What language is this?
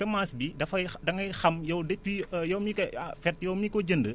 Wolof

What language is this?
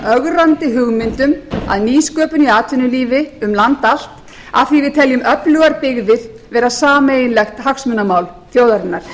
Icelandic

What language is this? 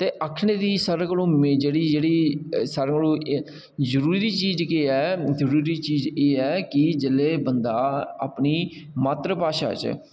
Dogri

